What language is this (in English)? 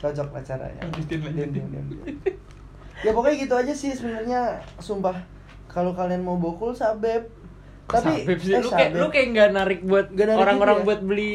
Indonesian